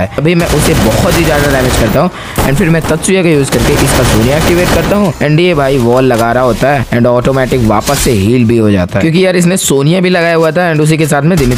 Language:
Hindi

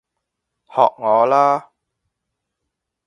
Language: Cantonese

